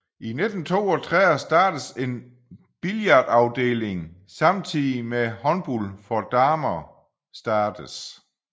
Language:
Danish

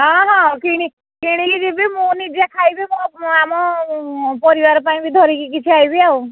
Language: Odia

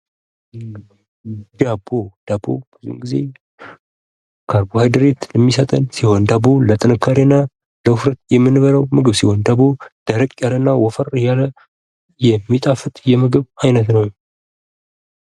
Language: Amharic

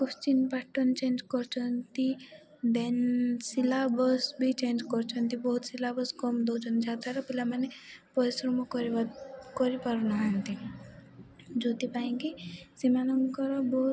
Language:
Odia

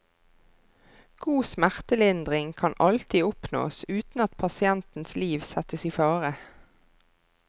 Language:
Norwegian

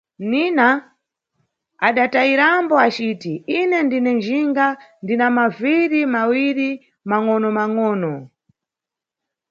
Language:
Nyungwe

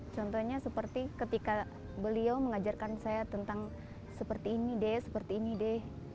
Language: Indonesian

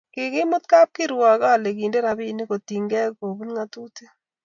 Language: Kalenjin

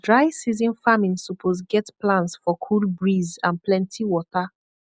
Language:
Nigerian Pidgin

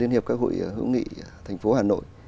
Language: Vietnamese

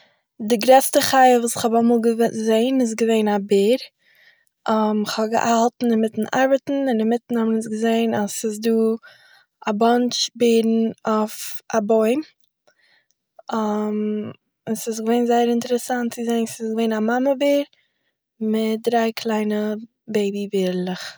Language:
Yiddish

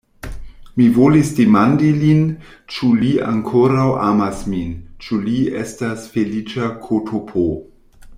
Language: Esperanto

